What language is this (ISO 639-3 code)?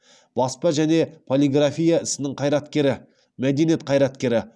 kaz